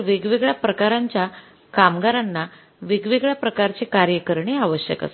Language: Marathi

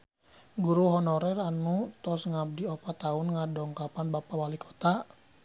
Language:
Sundanese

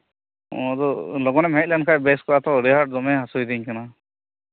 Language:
Santali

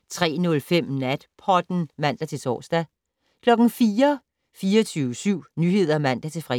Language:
Danish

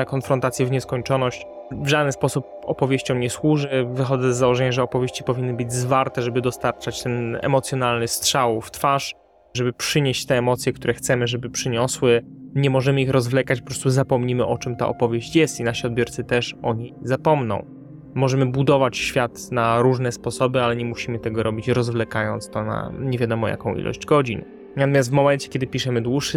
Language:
Polish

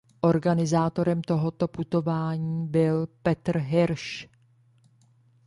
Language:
Czech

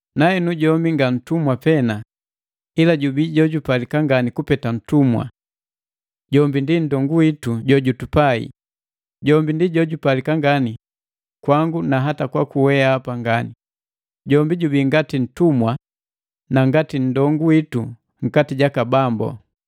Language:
Matengo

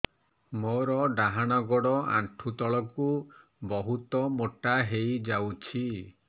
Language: Odia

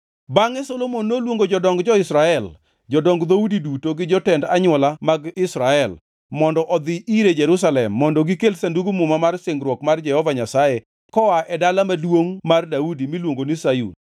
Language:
Luo (Kenya and Tanzania)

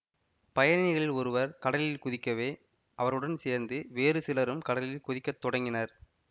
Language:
Tamil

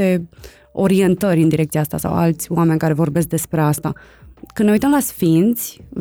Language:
Romanian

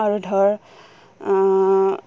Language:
Assamese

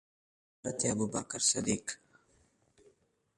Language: Pashto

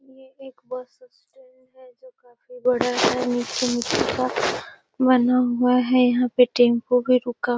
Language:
Magahi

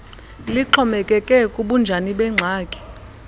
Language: Xhosa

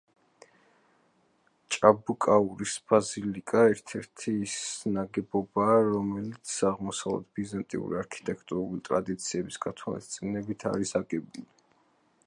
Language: Georgian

